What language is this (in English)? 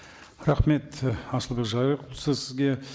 Kazakh